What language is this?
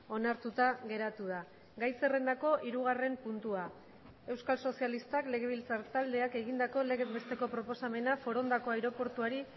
Basque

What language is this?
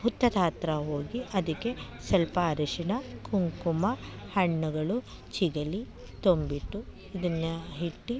Kannada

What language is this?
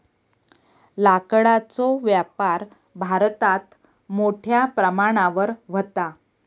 Marathi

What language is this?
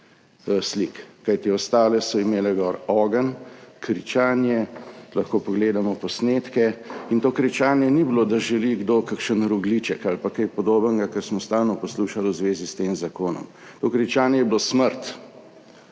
Slovenian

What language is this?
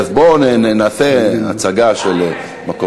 Hebrew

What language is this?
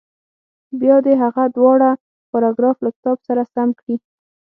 Pashto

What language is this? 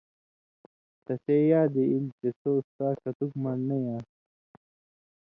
Indus Kohistani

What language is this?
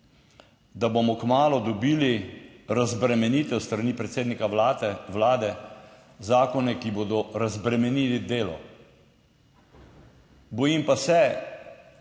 Slovenian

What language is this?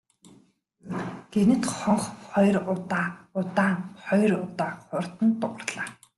Mongolian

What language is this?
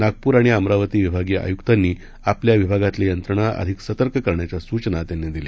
Marathi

